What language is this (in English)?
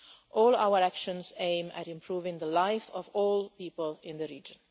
English